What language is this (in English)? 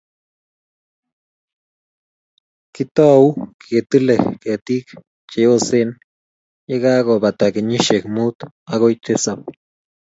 Kalenjin